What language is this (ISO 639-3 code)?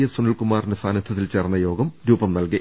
mal